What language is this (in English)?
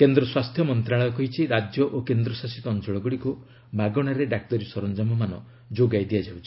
Odia